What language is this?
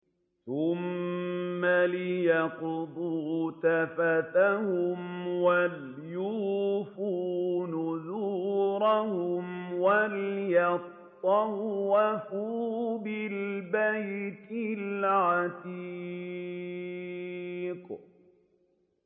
Arabic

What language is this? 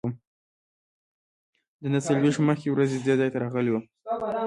Pashto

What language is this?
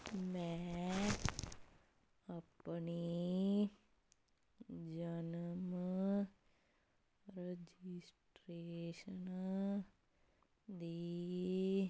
Punjabi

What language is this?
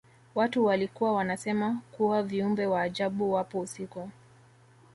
Swahili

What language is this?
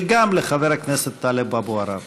Hebrew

